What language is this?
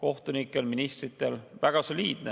Estonian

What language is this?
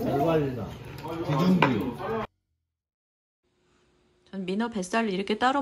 Korean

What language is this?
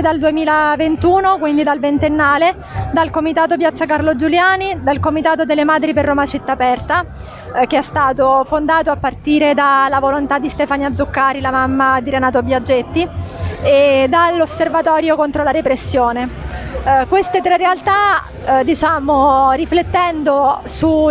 Italian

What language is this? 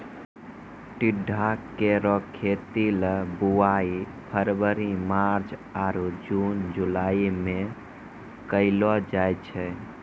Maithili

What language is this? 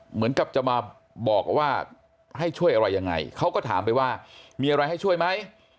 Thai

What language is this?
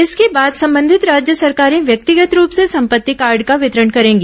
Hindi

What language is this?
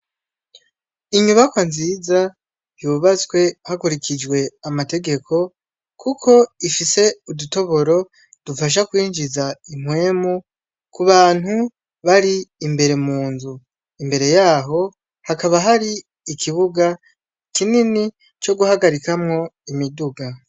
Rundi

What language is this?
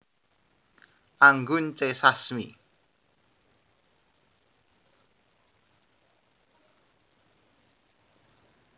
Javanese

